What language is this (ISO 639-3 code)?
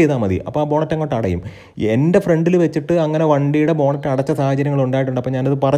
mal